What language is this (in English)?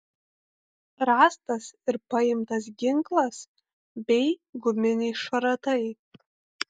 Lithuanian